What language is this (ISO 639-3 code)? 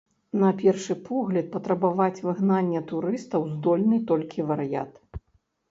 bel